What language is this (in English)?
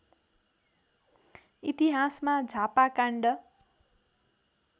Nepali